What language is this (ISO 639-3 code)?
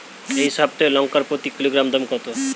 ben